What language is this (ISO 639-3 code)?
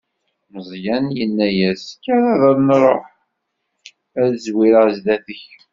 kab